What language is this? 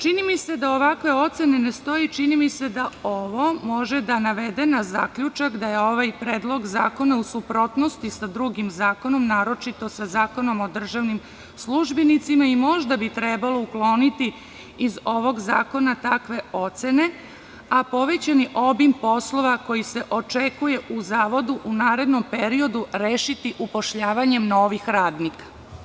Serbian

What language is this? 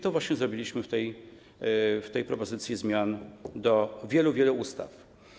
Polish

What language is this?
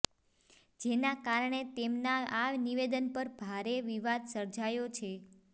Gujarati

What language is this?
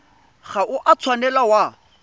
Tswana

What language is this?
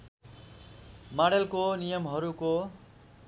Nepali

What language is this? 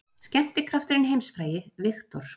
Icelandic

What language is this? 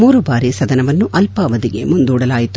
Kannada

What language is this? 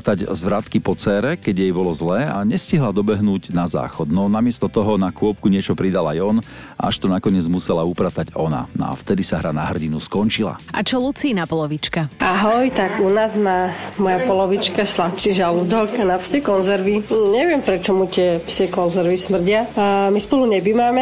Slovak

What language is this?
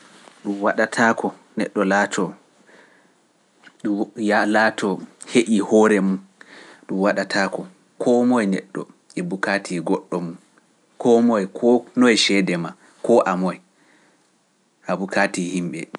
Pular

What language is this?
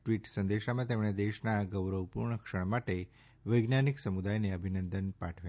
Gujarati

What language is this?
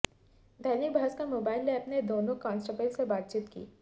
Hindi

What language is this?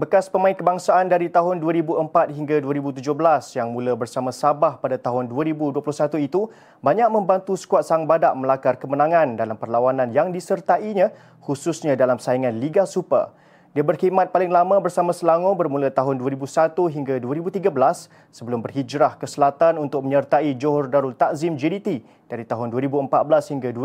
Malay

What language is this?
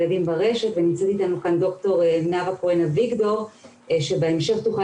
Hebrew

